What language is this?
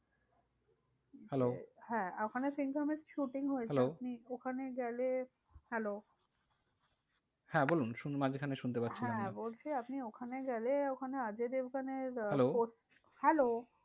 Bangla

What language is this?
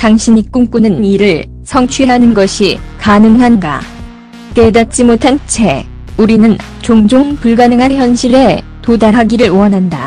Korean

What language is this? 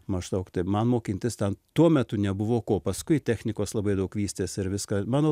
Lithuanian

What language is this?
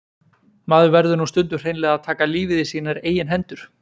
Icelandic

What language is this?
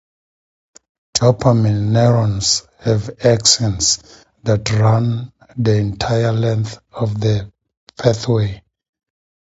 English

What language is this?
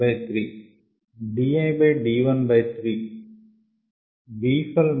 Telugu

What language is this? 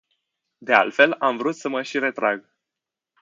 Romanian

